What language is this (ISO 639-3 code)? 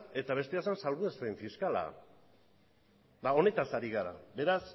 eus